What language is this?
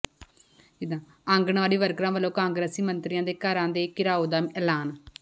Punjabi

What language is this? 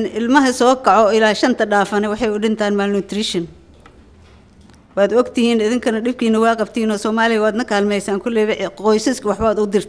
Arabic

